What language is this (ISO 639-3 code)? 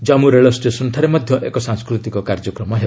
ori